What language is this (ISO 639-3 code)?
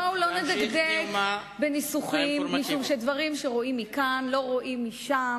heb